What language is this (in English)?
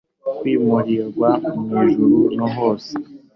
Kinyarwanda